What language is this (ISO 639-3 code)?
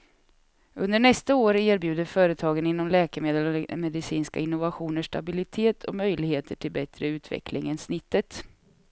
swe